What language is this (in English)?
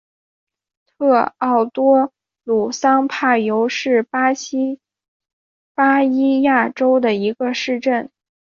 Chinese